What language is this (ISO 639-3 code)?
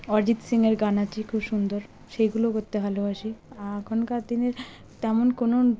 ben